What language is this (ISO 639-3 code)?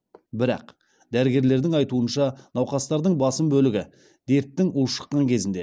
kaz